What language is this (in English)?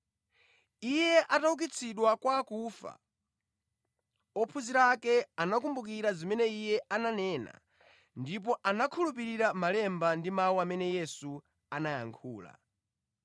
Nyanja